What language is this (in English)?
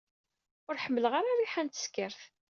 Kabyle